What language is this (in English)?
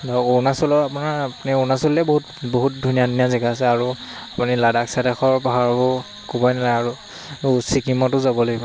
Assamese